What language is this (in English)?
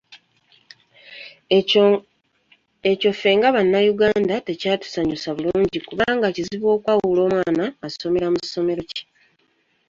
Ganda